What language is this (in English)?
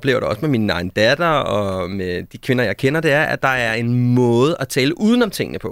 Danish